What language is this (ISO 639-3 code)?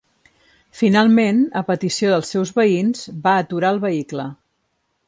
cat